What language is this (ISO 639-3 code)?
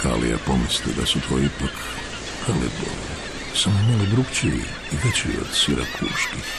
hrv